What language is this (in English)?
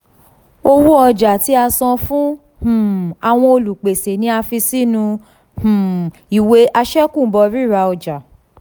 Yoruba